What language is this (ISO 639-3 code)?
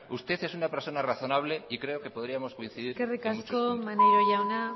spa